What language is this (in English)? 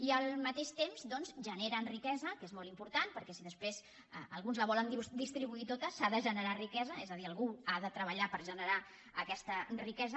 Catalan